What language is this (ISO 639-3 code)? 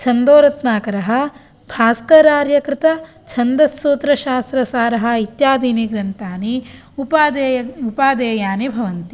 san